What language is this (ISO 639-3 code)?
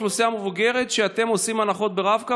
heb